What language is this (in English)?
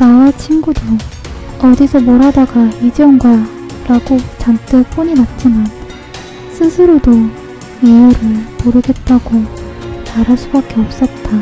Korean